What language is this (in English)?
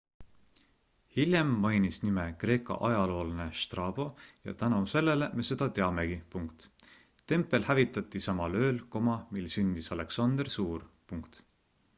Estonian